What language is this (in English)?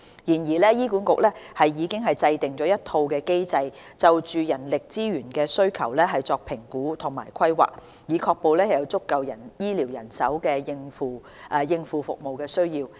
Cantonese